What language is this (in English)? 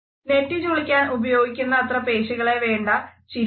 Malayalam